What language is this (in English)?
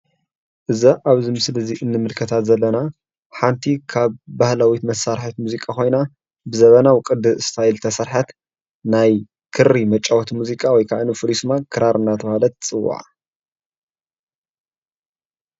Tigrinya